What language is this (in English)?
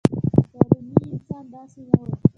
Pashto